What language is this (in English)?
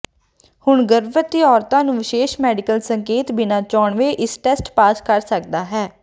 Punjabi